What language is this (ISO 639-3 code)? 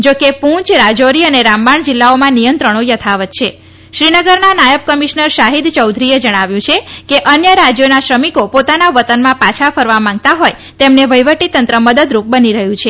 guj